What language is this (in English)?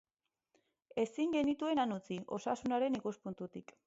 Basque